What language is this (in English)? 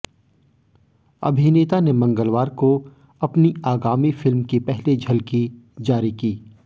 Hindi